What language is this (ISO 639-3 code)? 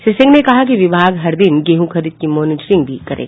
hin